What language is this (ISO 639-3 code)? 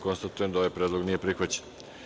srp